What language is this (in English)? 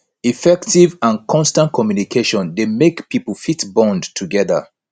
Nigerian Pidgin